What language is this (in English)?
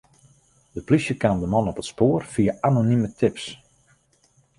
Western Frisian